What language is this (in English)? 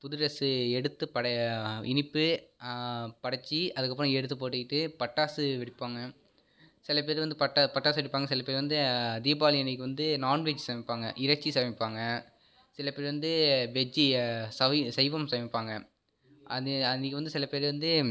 Tamil